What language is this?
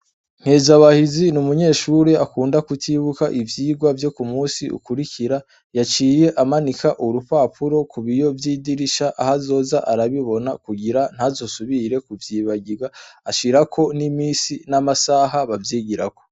Rundi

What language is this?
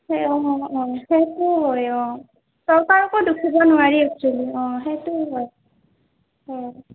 Assamese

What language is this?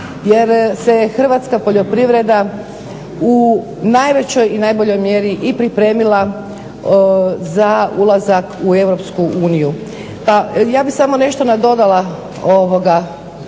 Croatian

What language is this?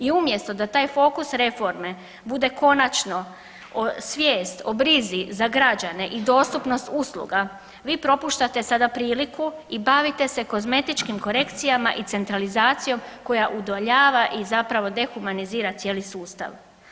Croatian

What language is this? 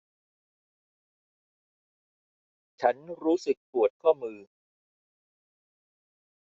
Thai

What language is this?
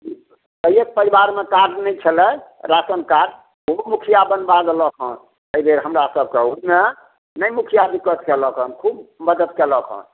Maithili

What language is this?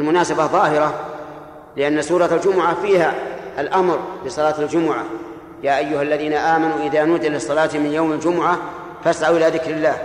Arabic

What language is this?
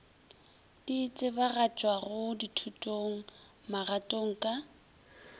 Northern Sotho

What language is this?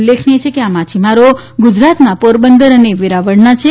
Gujarati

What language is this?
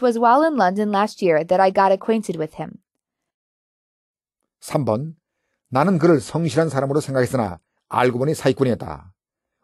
Korean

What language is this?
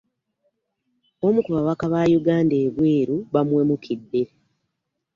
Ganda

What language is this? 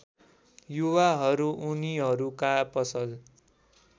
Nepali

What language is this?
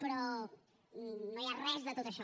Catalan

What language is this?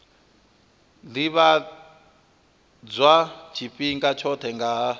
Venda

